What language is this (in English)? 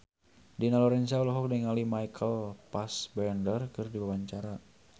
Sundanese